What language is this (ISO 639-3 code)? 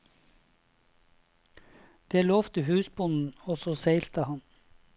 nor